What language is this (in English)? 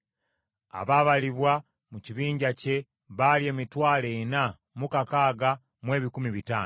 Ganda